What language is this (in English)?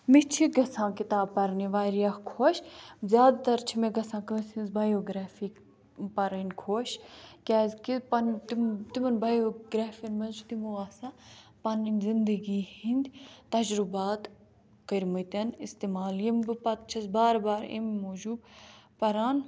Kashmiri